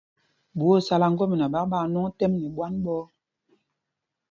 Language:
Mpumpong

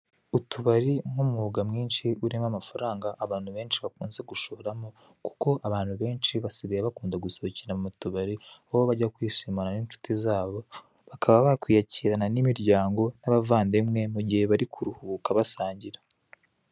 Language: Kinyarwanda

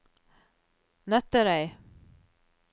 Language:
Norwegian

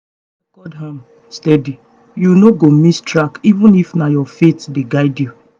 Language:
Nigerian Pidgin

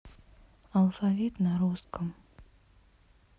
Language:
Russian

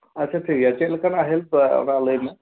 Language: Santali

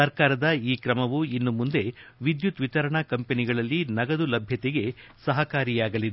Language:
Kannada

